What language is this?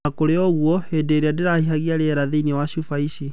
Kikuyu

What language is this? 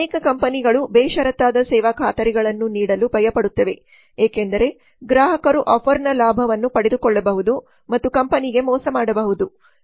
Kannada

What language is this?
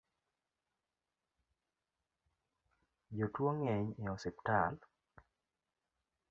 Luo (Kenya and Tanzania)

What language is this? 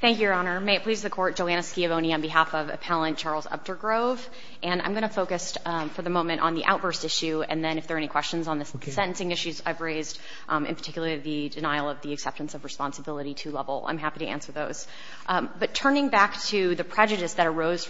English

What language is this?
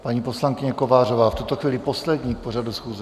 Czech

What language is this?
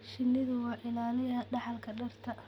Somali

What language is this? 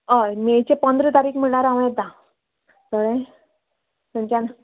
Konkani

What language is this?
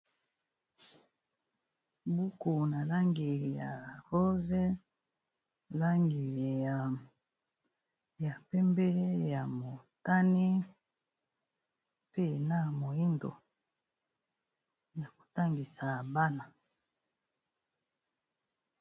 Lingala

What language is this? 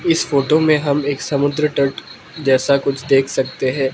Hindi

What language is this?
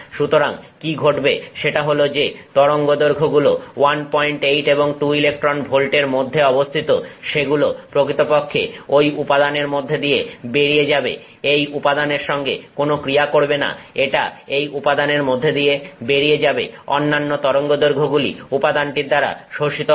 Bangla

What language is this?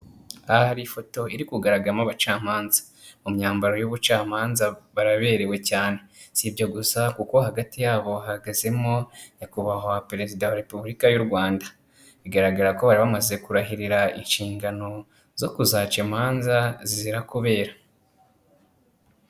Kinyarwanda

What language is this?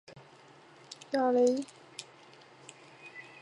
Chinese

